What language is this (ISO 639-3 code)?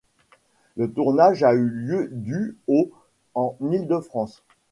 fra